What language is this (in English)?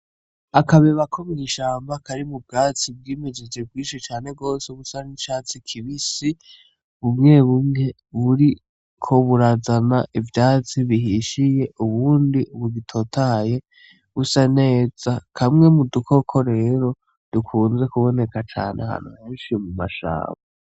Rundi